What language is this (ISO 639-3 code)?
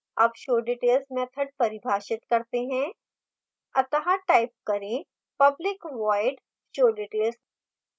hin